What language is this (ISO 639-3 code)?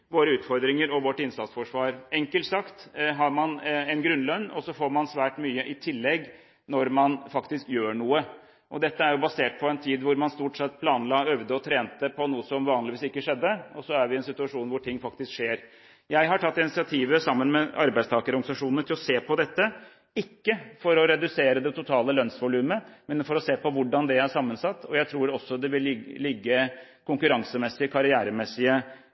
nob